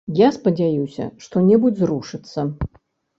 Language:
Belarusian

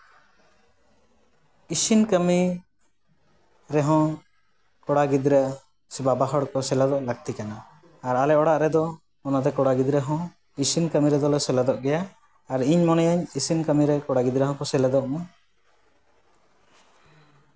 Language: Santali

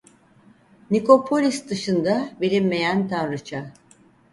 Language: Turkish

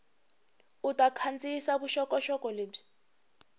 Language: Tsonga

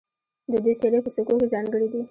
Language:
Pashto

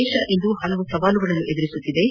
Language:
Kannada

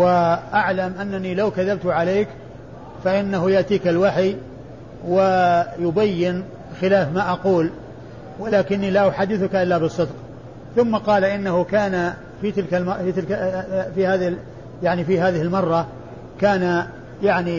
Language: Arabic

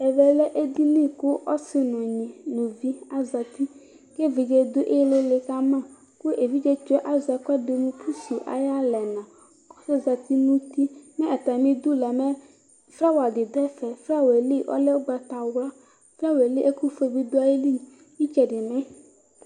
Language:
Ikposo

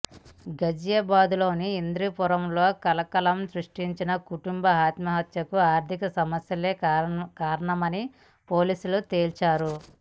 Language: Telugu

